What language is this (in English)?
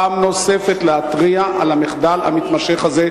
Hebrew